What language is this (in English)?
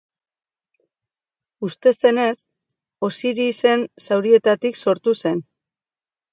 Basque